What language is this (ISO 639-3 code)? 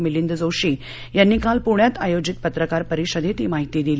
mar